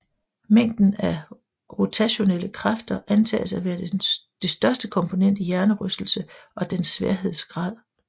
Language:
Danish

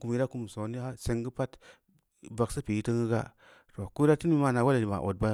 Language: Samba Leko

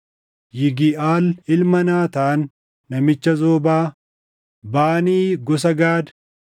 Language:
Oromo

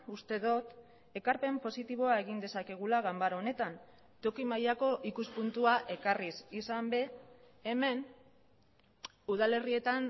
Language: Basque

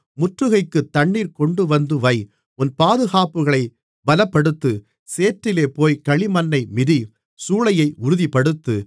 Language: Tamil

